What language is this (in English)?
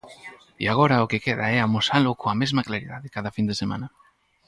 Galician